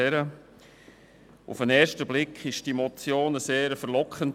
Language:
Swiss German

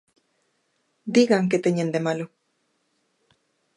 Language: Galician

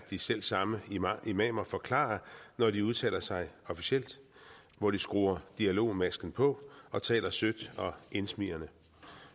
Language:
Danish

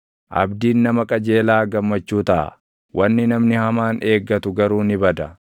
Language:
Oromo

